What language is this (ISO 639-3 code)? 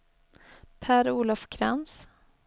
swe